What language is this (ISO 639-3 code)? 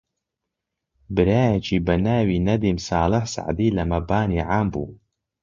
ckb